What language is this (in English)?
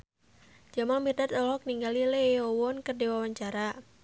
Sundanese